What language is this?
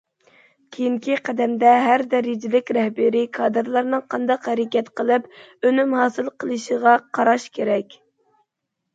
Uyghur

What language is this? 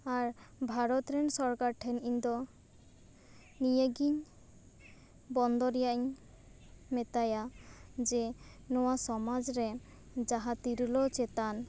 Santali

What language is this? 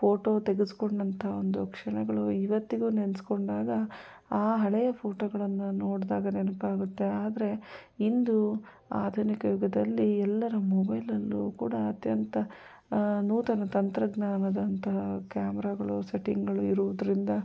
Kannada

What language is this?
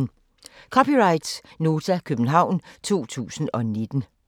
Danish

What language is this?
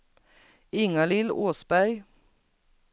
Swedish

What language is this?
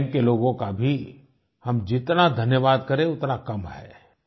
Hindi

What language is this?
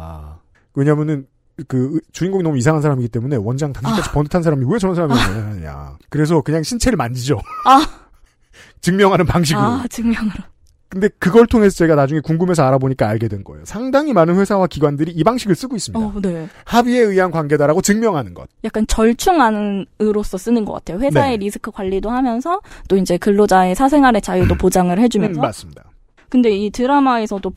Korean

